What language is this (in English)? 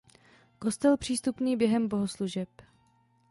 Czech